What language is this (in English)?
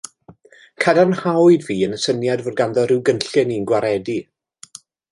Welsh